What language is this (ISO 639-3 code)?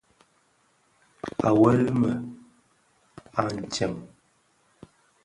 ksf